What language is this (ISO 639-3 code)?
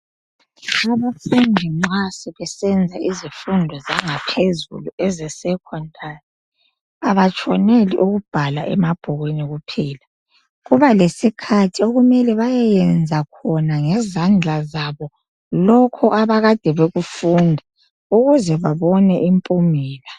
nde